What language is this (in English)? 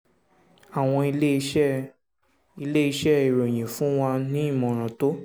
Yoruba